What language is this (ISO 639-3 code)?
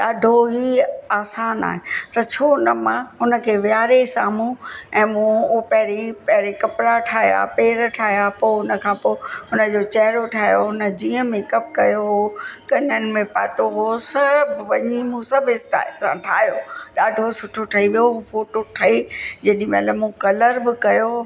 snd